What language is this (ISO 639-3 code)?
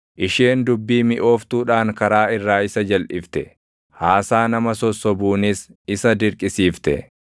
orm